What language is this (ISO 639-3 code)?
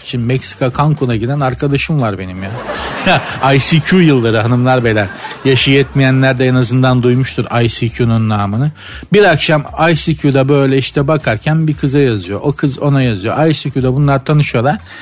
tur